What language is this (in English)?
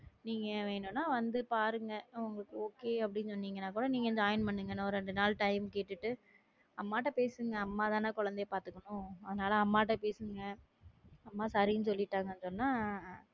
Tamil